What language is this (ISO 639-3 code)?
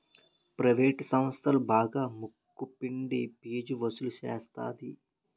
tel